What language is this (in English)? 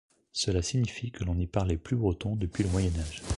French